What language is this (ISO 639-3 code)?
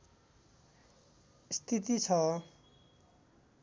nep